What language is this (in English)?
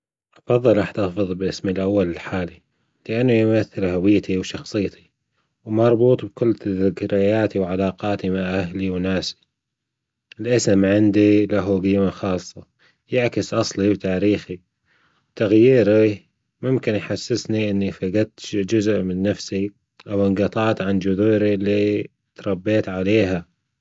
Gulf Arabic